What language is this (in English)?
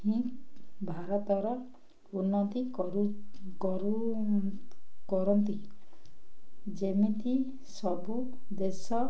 Odia